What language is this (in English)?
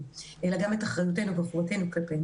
Hebrew